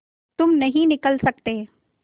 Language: Hindi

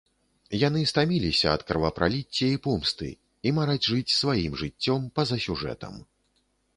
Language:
Belarusian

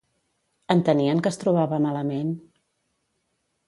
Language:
Catalan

